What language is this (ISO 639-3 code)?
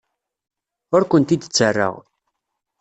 kab